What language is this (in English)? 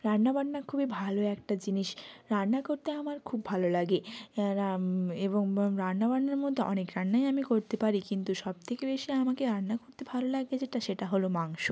Bangla